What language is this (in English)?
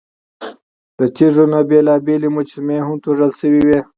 Pashto